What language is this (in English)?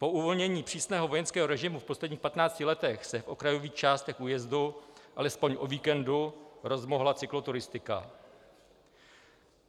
Czech